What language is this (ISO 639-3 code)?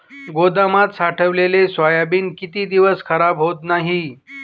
mar